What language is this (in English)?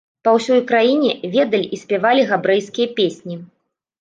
Belarusian